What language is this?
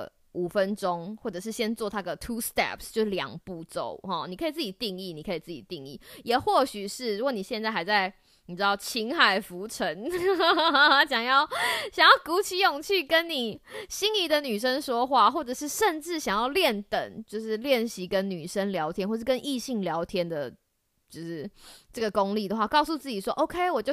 Chinese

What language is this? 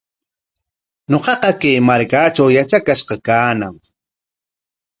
Corongo Ancash Quechua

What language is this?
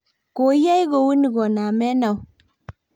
Kalenjin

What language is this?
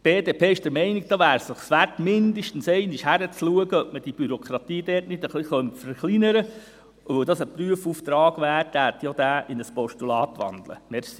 Swiss German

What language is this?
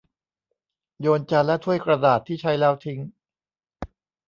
Thai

